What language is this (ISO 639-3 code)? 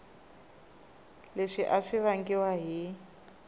tso